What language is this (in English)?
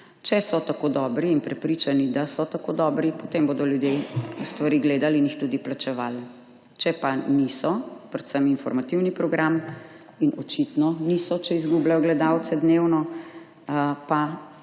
Slovenian